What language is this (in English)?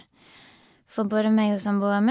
Norwegian